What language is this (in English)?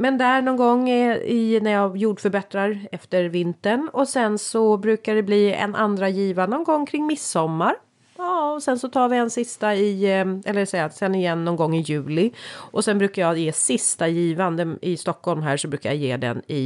Swedish